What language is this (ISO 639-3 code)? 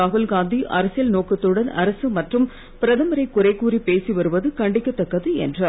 tam